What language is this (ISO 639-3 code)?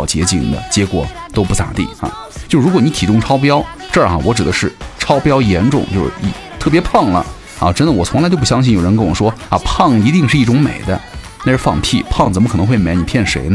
zho